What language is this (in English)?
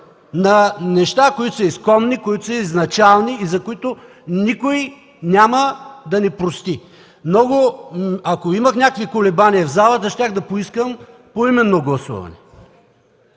Bulgarian